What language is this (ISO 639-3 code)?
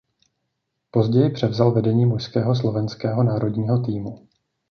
ces